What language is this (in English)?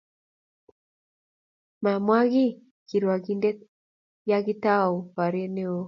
Kalenjin